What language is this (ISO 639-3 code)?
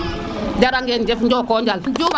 srr